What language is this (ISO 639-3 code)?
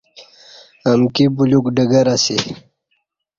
bsh